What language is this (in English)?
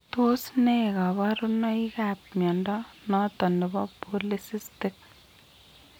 Kalenjin